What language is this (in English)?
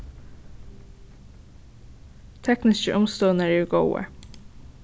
Faroese